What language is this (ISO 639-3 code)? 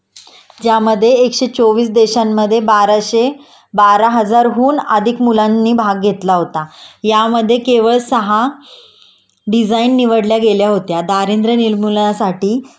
mar